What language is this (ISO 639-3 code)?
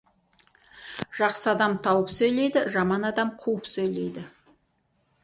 kaz